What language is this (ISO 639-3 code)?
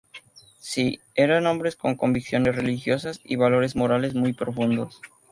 spa